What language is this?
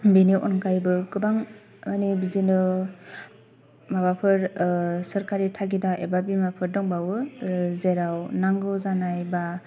Bodo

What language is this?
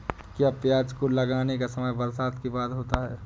Hindi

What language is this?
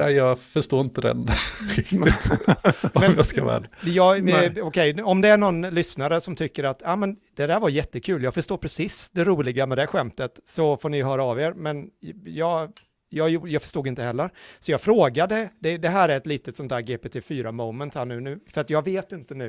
Swedish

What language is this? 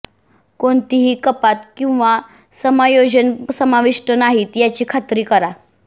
Marathi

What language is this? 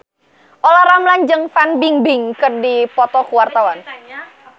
Sundanese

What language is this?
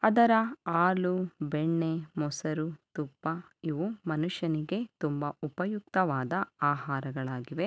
Kannada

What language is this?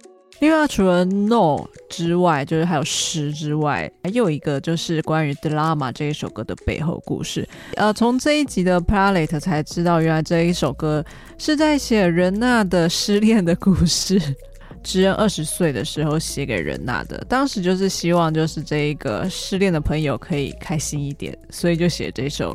Chinese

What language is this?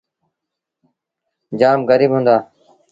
Sindhi Bhil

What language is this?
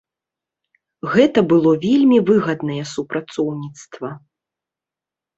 Belarusian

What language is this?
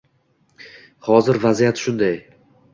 Uzbek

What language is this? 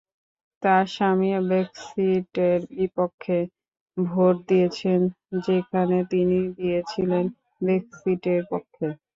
Bangla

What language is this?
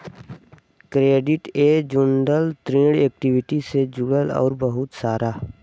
Bhojpuri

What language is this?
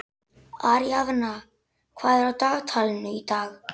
Icelandic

